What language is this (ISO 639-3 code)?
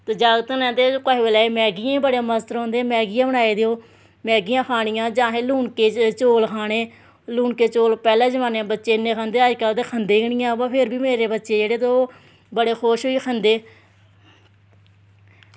doi